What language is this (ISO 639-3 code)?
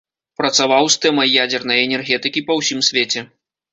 bel